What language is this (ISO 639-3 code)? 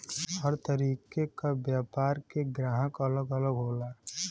bho